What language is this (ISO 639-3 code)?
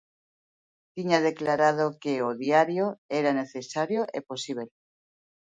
glg